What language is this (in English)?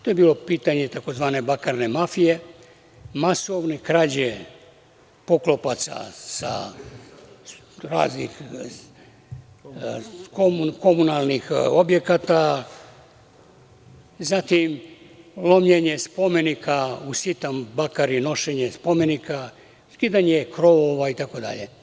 Serbian